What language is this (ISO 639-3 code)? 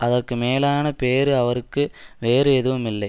tam